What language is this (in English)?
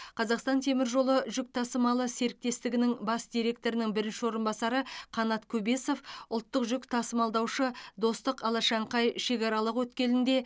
Kazakh